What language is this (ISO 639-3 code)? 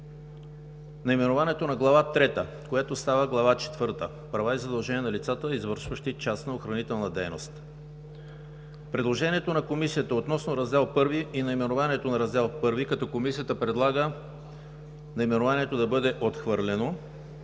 bul